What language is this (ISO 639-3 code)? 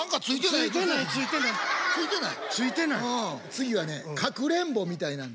jpn